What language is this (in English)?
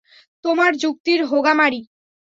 Bangla